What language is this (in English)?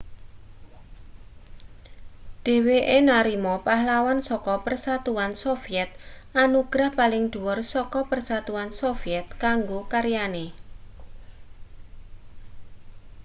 Javanese